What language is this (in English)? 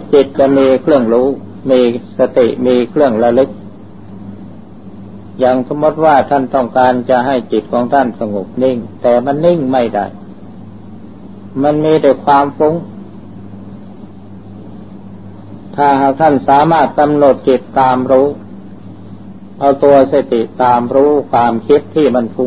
Thai